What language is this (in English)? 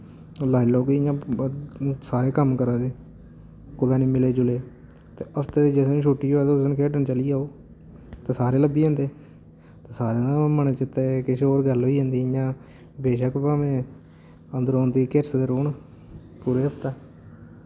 Dogri